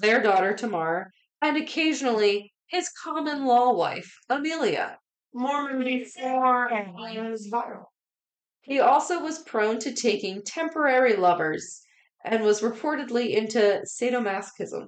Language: English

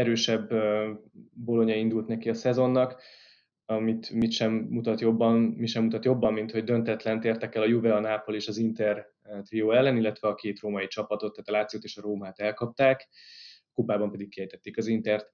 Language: Hungarian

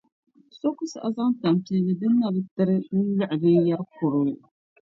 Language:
Dagbani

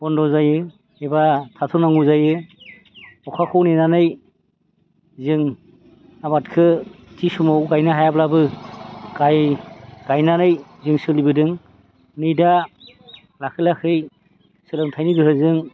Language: Bodo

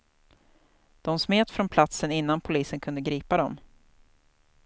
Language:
Swedish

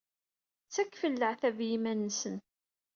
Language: Kabyle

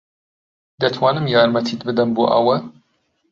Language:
Central Kurdish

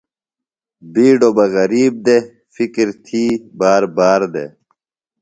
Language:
Phalura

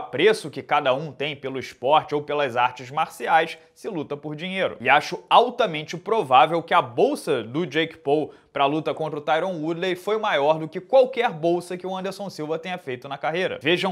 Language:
Portuguese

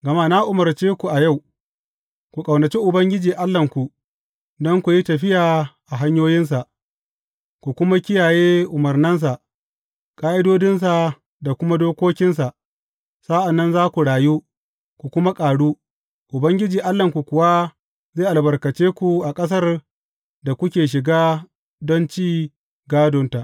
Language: Hausa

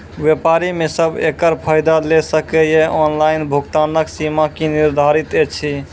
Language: Maithili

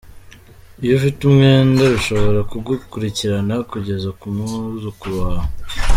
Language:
Kinyarwanda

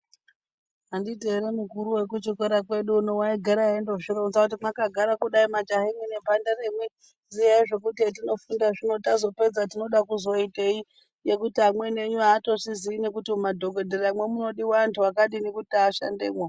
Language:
Ndau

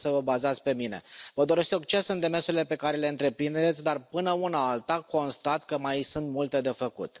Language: Romanian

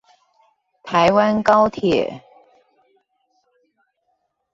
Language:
Chinese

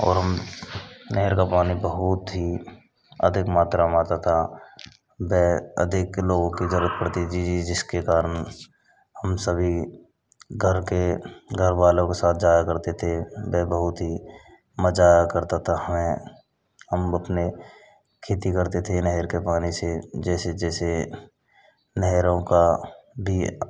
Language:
Hindi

